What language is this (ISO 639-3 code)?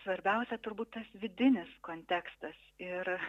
lit